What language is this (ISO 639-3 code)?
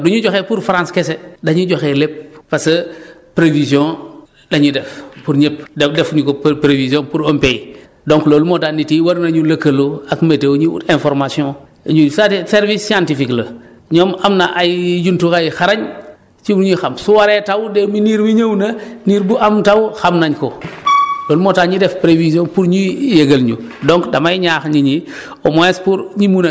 wol